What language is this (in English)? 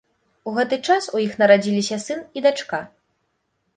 Belarusian